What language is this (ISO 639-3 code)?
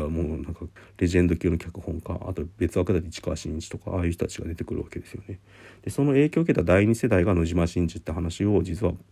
jpn